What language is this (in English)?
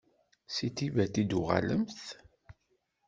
Kabyle